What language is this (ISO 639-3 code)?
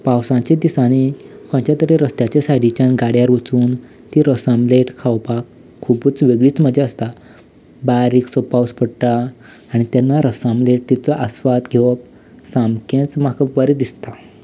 kok